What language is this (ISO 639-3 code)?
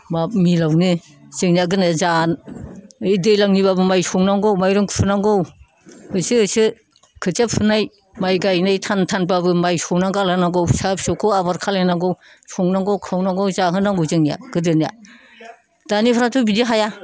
brx